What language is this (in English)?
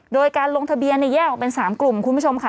Thai